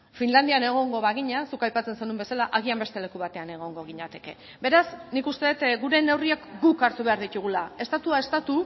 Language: Basque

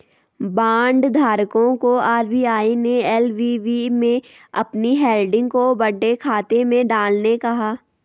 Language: Hindi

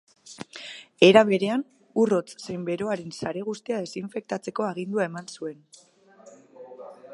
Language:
Basque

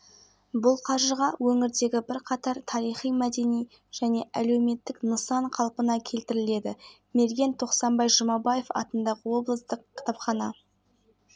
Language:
Kazakh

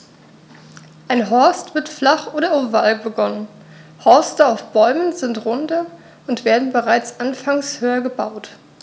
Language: German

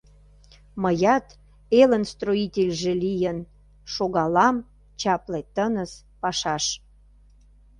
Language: Mari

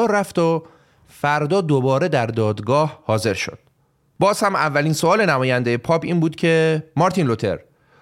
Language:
Persian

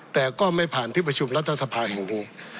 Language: Thai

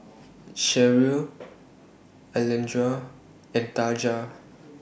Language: English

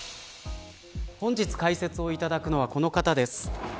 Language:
Japanese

